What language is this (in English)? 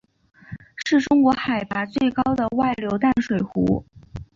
Chinese